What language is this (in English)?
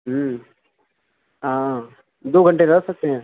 Urdu